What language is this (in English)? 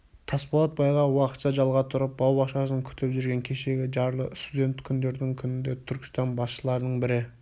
Kazakh